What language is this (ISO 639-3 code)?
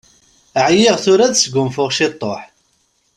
kab